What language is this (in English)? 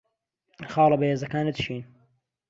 Central Kurdish